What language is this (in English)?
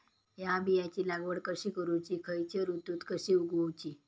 Marathi